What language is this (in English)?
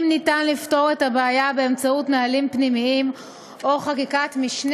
Hebrew